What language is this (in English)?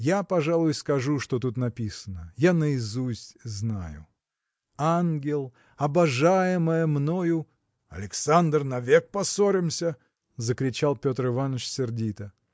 Russian